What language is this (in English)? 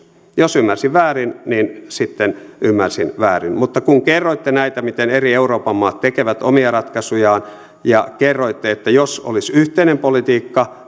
Finnish